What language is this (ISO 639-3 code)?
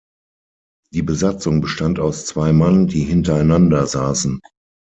deu